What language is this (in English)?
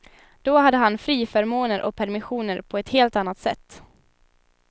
Swedish